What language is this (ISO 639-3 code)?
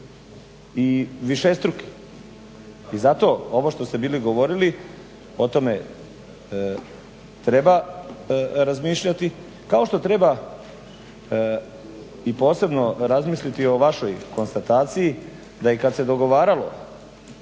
hrv